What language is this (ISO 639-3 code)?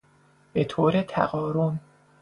fas